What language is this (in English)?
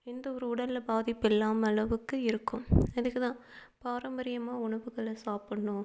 Tamil